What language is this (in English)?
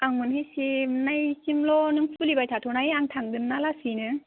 Bodo